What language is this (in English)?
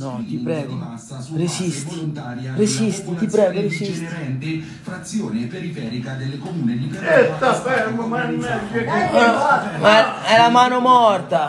Italian